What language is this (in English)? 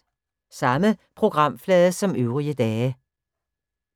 Danish